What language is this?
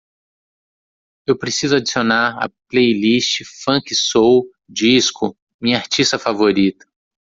Portuguese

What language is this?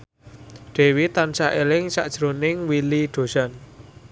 Javanese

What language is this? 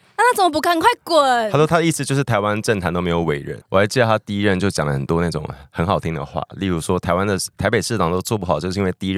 Chinese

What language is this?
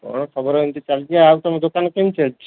Odia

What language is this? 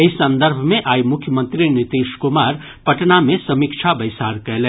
Maithili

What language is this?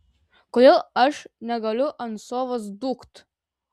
Lithuanian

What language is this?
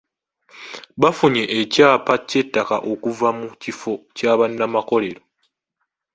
Ganda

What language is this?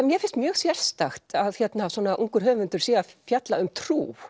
Icelandic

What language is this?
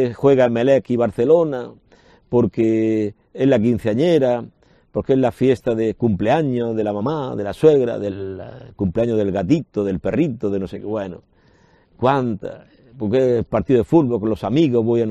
Spanish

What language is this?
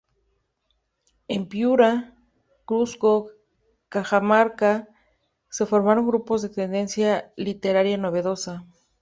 Spanish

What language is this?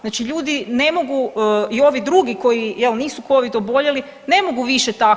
Croatian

